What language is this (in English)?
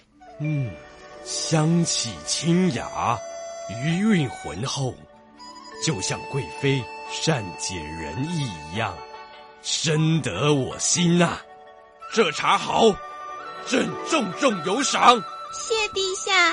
Chinese